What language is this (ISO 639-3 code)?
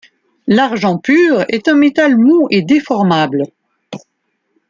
fra